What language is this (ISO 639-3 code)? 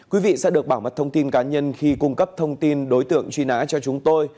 vie